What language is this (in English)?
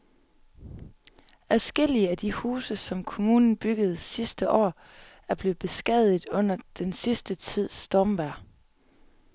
Danish